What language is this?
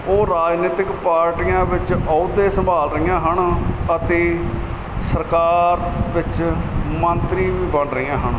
Punjabi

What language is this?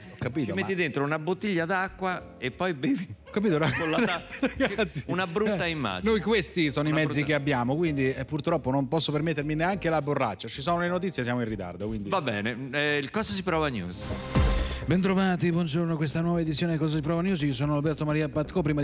Italian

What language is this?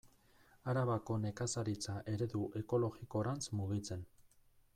Basque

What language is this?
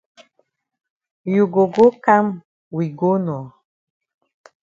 Cameroon Pidgin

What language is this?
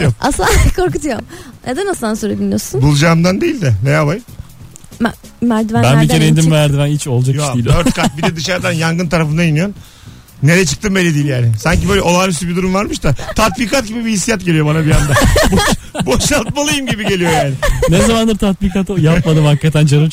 Turkish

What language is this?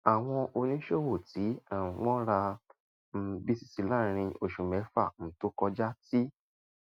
Yoruba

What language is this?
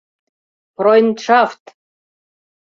Mari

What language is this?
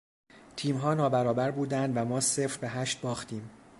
Persian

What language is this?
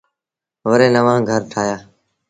Sindhi Bhil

